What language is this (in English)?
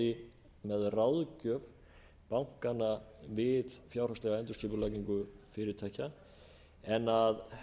Icelandic